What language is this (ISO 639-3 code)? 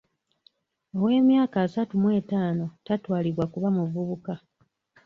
lug